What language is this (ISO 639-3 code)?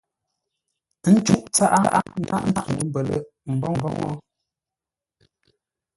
nla